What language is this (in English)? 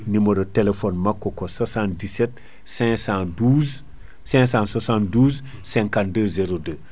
Fula